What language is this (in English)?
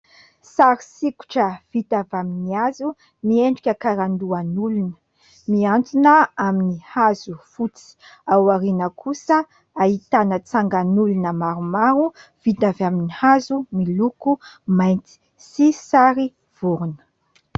Malagasy